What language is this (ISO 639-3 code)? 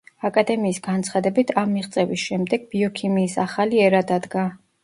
kat